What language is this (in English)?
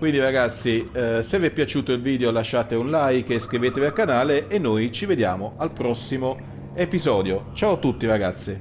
Italian